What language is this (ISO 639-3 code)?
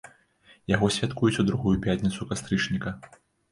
bel